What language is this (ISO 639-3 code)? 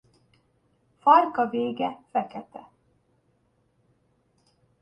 hun